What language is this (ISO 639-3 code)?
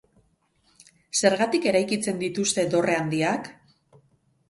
eus